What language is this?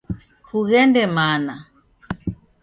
Taita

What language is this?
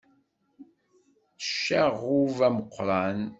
Kabyle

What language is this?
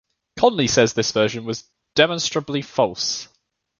English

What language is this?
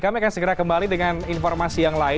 Indonesian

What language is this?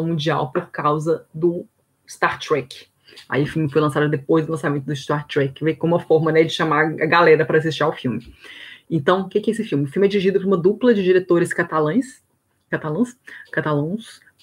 Portuguese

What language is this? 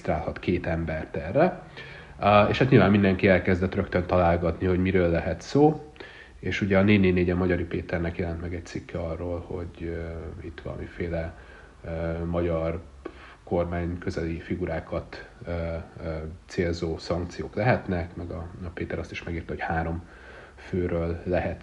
Hungarian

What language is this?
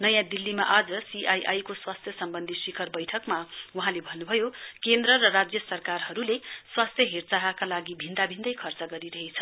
Nepali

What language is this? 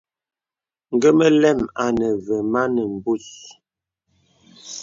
Bebele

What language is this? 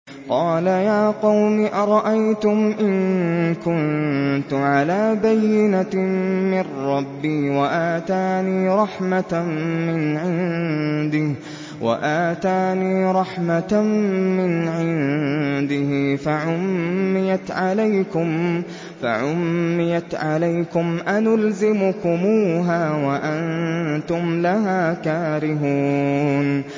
Arabic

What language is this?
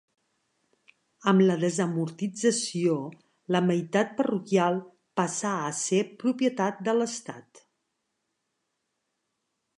Catalan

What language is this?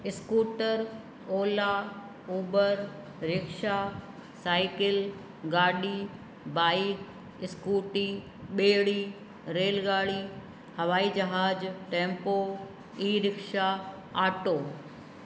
Sindhi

